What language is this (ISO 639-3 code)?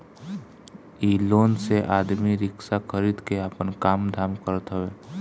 bho